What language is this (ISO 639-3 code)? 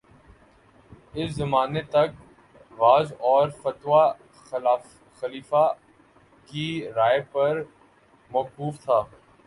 urd